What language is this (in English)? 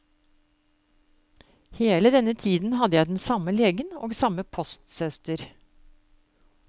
Norwegian